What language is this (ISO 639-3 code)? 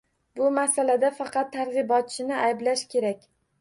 uzb